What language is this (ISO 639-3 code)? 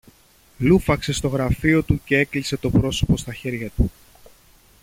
ell